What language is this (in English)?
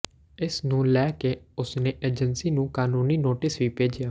Punjabi